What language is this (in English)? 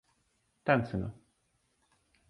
Latvian